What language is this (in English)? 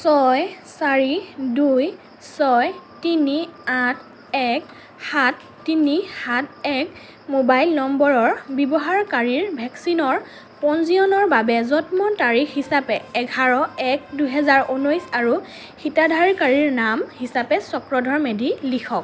Assamese